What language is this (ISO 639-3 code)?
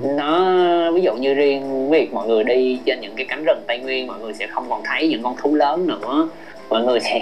vie